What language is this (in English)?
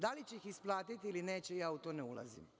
Serbian